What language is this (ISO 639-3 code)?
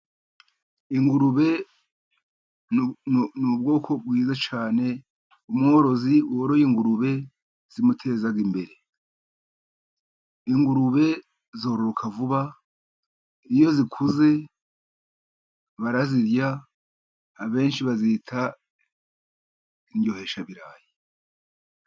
kin